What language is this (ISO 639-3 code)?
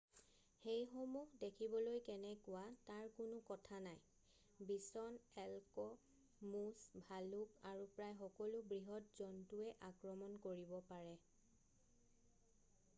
asm